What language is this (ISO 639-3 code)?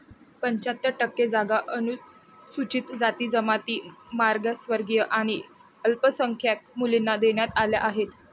mar